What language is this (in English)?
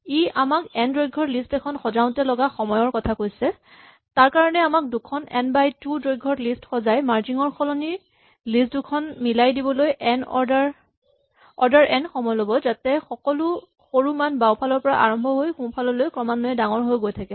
Assamese